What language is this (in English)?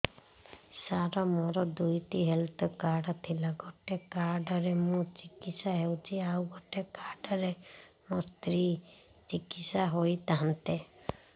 Odia